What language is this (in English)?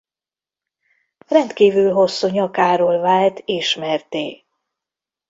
Hungarian